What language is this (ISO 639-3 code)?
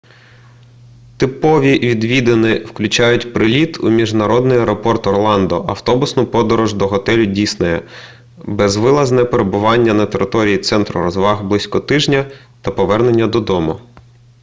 ukr